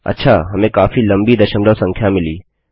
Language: Hindi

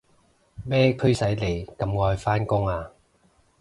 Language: Cantonese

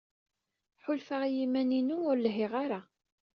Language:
Kabyle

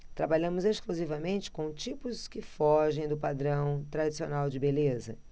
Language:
Portuguese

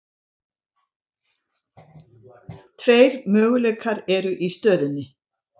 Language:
Icelandic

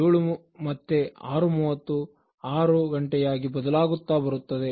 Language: Kannada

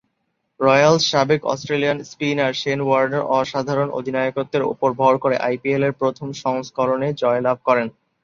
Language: Bangla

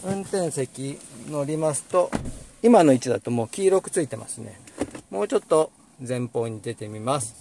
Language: Japanese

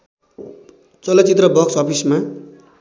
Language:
Nepali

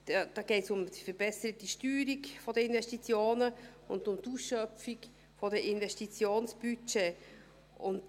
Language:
Swiss German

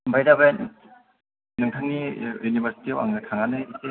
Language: Bodo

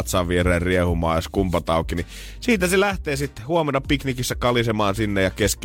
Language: Finnish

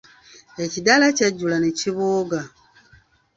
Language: Ganda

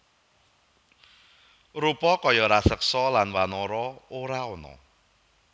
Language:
Javanese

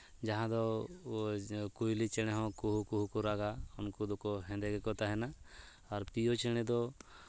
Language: Santali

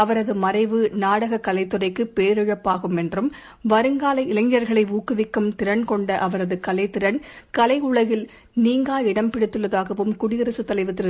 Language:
Tamil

